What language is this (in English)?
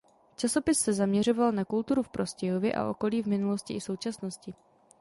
Czech